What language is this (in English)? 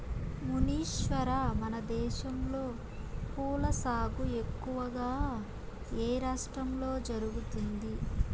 Telugu